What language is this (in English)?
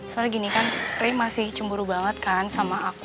Indonesian